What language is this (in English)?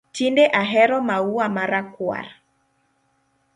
Luo (Kenya and Tanzania)